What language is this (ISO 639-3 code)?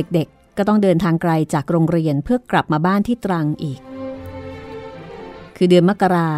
tha